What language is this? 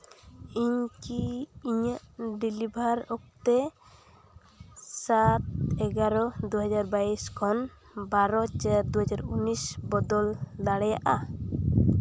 Santali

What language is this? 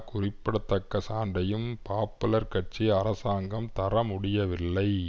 Tamil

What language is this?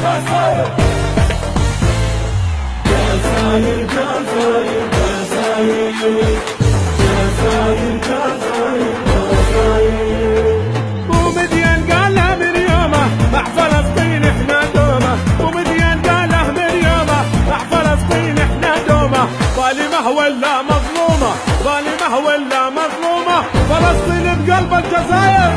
Arabic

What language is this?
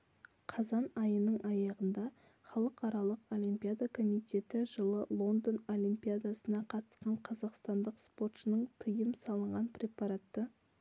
Kazakh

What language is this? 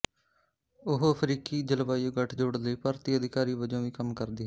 Punjabi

